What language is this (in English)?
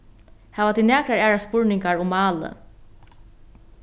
Faroese